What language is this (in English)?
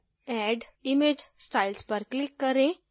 Hindi